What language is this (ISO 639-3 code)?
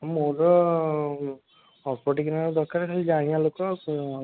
ori